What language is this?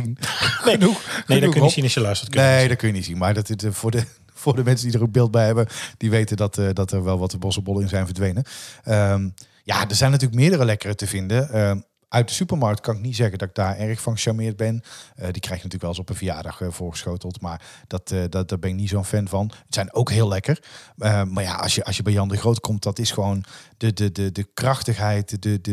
Dutch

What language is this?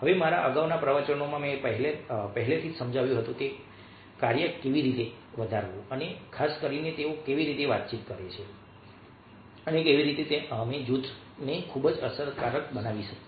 Gujarati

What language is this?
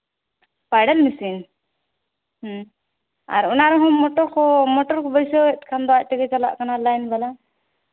Santali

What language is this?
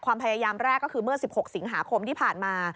Thai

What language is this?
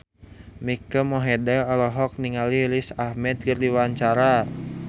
Sundanese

